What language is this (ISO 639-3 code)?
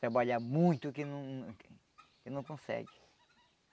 por